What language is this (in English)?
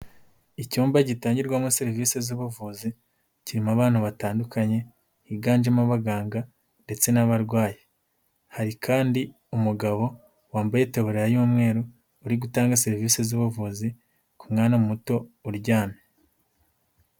Kinyarwanda